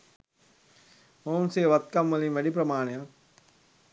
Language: Sinhala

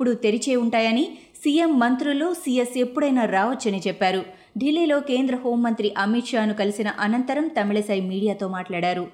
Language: Telugu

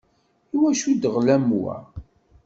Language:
Kabyle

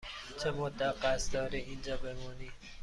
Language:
Persian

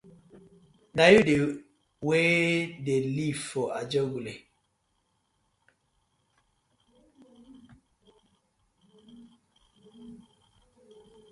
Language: Nigerian Pidgin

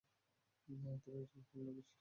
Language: Bangla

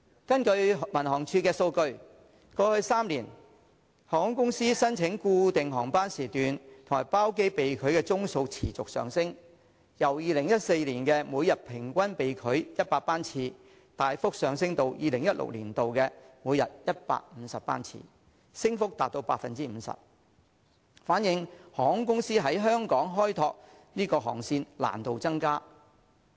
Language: Cantonese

